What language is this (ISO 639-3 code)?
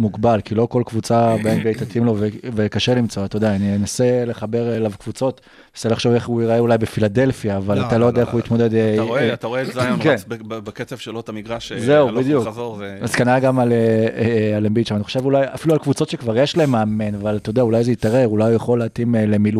heb